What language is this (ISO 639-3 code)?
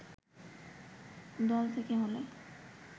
ben